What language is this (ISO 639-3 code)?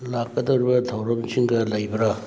mni